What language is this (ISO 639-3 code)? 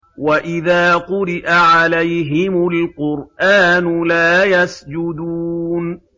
ara